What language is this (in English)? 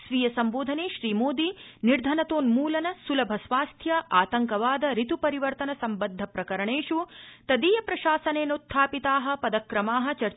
Sanskrit